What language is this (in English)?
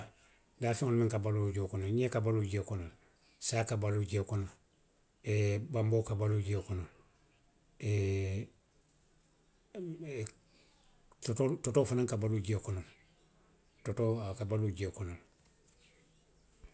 Western Maninkakan